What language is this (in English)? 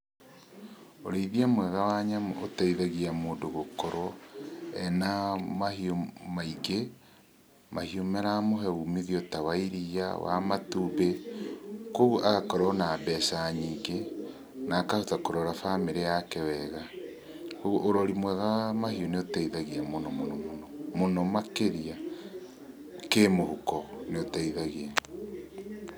Kikuyu